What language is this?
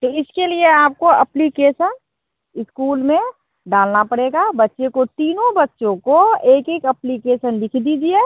Hindi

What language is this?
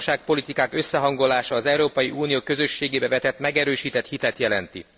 Hungarian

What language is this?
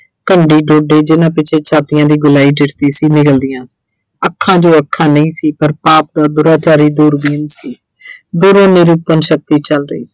Punjabi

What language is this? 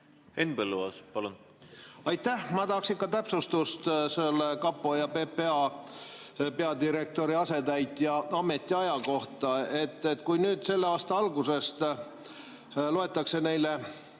Estonian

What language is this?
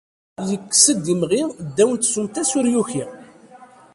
Kabyle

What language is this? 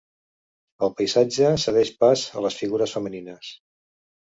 Catalan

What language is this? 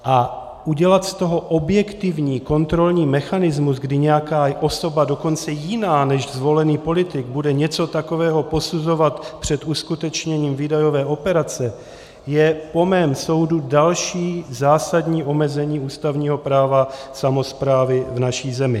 Czech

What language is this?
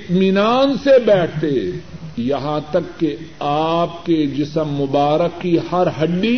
Urdu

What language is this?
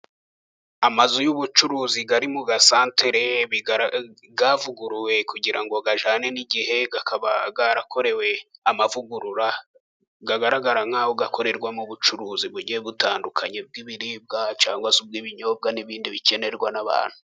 Kinyarwanda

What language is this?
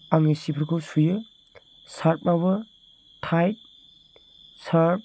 Bodo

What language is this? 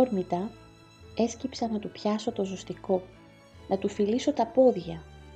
Greek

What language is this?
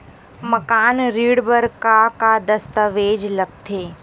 Chhattisgarhi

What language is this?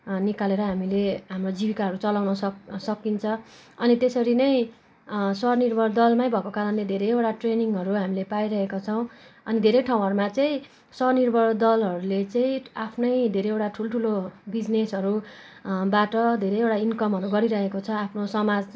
Nepali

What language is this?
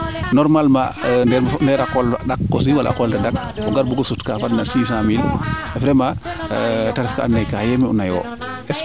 Serer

